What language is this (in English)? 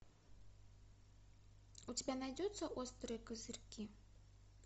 Russian